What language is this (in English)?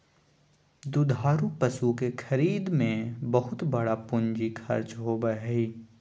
Magahi